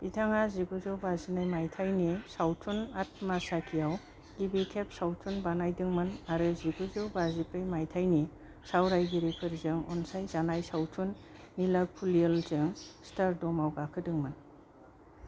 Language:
Bodo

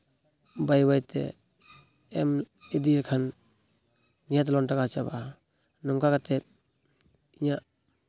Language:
Santali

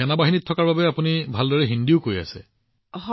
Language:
Assamese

